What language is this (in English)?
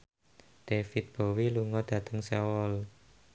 Javanese